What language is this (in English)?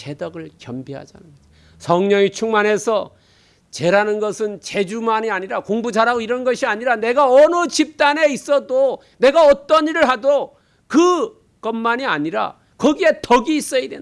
Korean